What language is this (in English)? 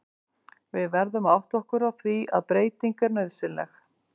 Icelandic